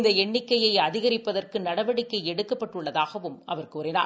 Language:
Tamil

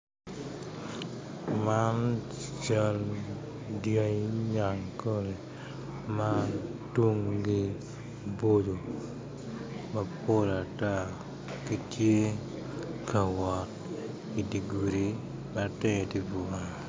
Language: Acoli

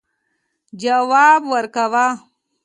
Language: Pashto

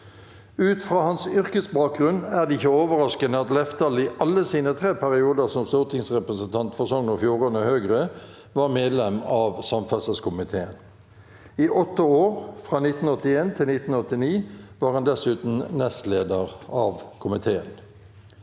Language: Norwegian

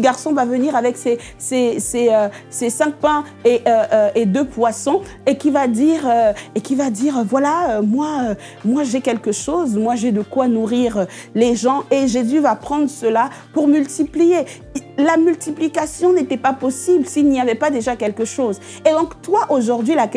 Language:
French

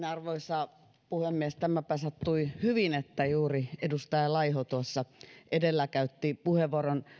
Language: Finnish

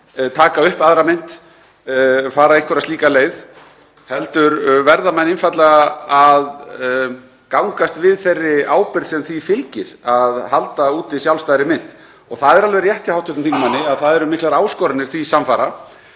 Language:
Icelandic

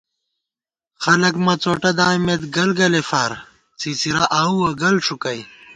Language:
Gawar-Bati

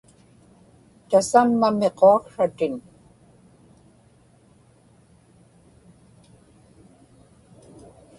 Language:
Inupiaq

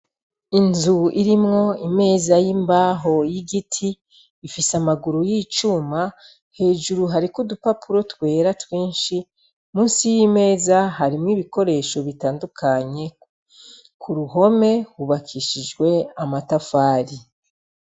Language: Rundi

